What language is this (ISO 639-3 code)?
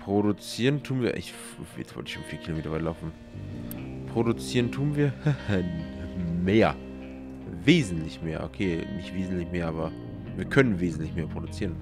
deu